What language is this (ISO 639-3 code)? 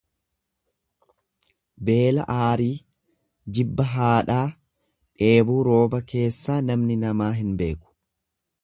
orm